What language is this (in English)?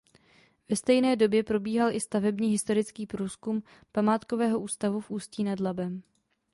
Czech